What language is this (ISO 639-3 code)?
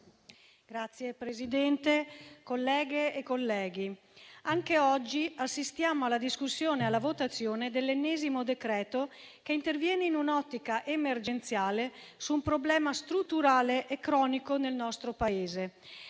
ita